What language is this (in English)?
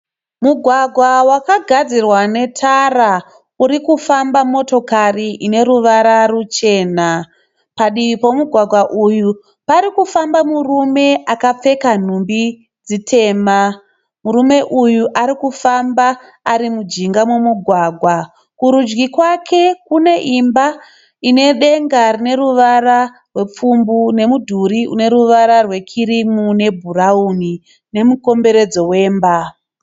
Shona